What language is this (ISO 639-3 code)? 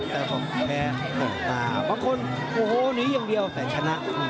tha